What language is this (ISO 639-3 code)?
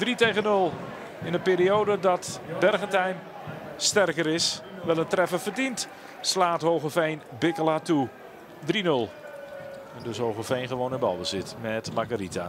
nld